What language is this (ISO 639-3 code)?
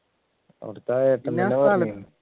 mal